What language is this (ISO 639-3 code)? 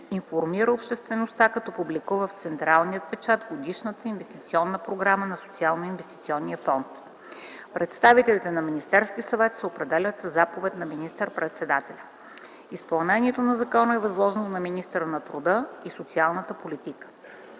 bul